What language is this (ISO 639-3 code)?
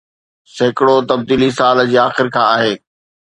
snd